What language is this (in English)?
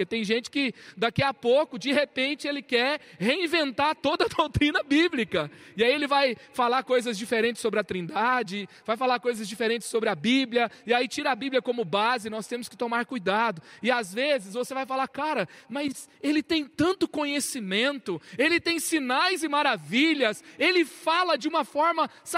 Portuguese